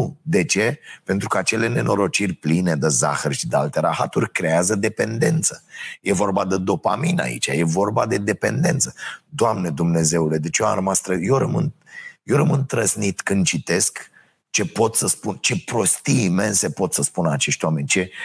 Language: Romanian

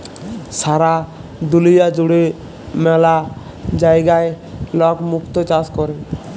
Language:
Bangla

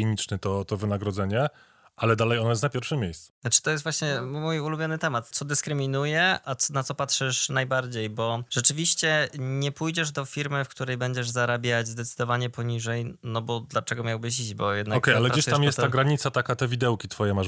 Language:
Polish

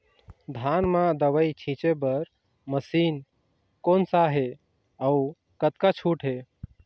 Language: Chhattisgarhi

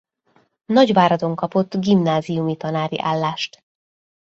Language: Hungarian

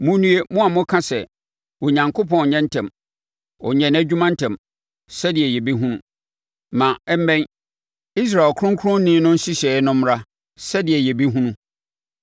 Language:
Akan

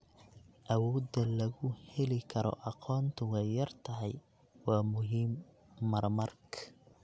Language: Somali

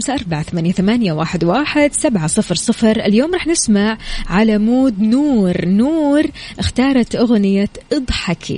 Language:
Arabic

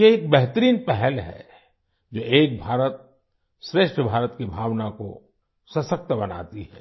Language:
Hindi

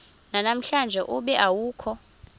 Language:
Xhosa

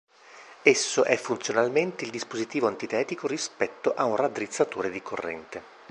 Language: Italian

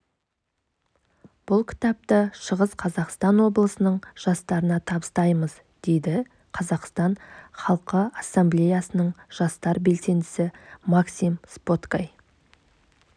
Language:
Kazakh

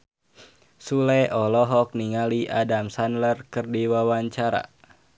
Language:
Sundanese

